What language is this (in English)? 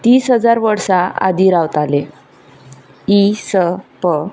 Konkani